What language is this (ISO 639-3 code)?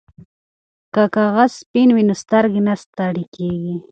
pus